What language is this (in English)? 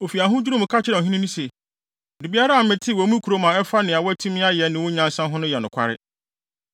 Akan